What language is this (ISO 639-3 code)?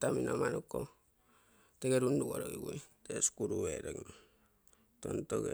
buo